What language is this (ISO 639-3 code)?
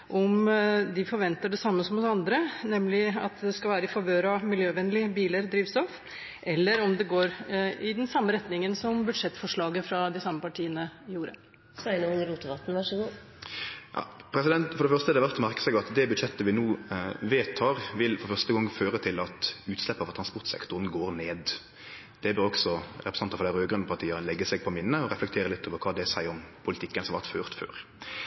nor